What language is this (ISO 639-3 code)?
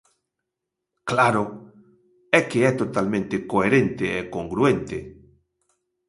glg